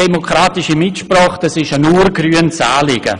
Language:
Swiss German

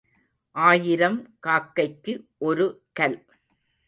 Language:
Tamil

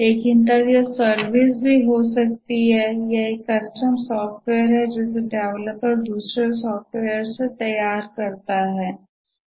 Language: Hindi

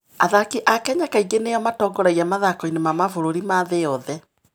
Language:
Kikuyu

